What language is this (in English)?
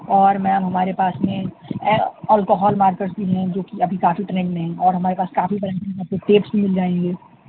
Urdu